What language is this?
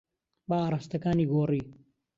Central Kurdish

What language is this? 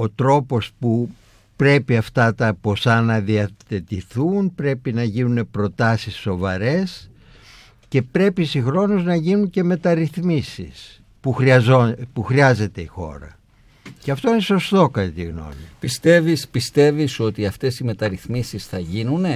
Greek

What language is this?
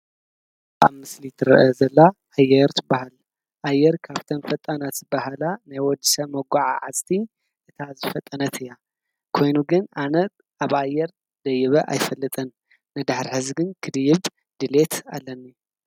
Tigrinya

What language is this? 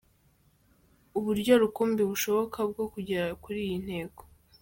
Kinyarwanda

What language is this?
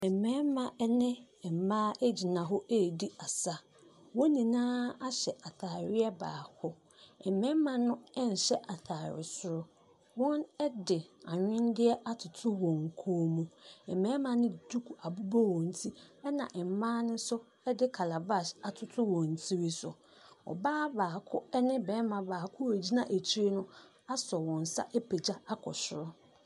Akan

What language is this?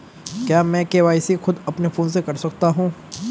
Hindi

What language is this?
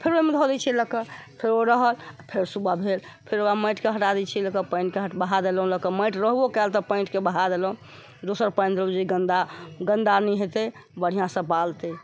Maithili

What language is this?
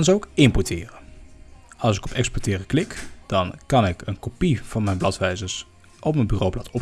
Dutch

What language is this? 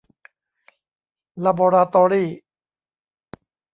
Thai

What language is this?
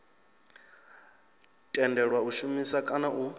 Venda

